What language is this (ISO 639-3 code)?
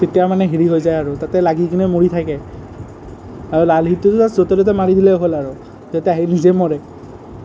asm